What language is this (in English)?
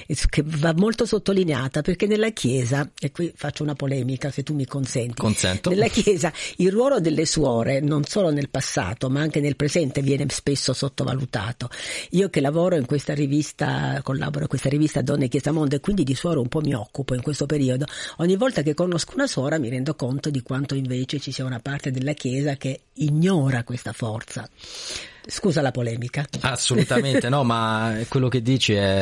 Italian